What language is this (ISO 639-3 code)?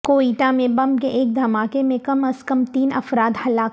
urd